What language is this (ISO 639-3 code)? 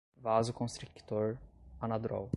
por